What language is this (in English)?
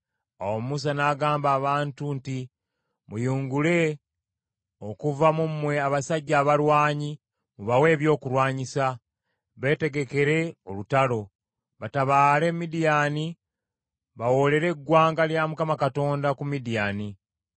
Ganda